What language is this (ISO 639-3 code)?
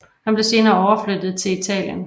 dan